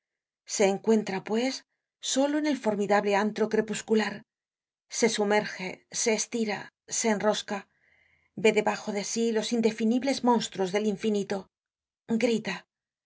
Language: Spanish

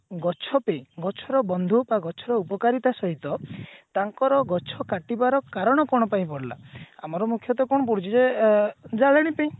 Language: Odia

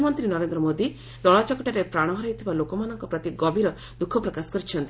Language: Odia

